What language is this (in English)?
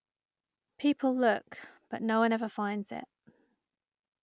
English